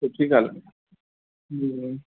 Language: Sindhi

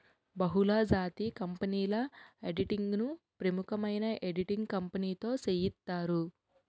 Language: Telugu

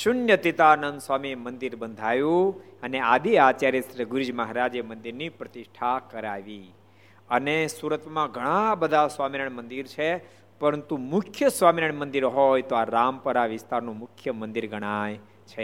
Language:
Gujarati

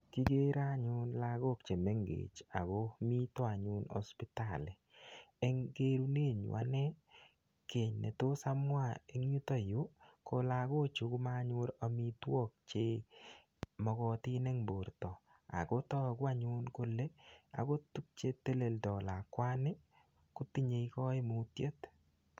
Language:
Kalenjin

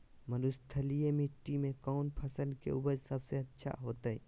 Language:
Magahi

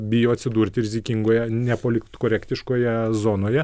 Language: Lithuanian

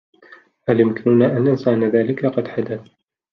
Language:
Arabic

